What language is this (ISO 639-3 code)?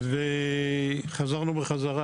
heb